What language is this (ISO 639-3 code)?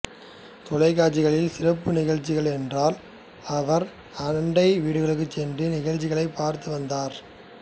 tam